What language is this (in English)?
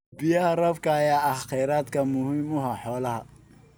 Somali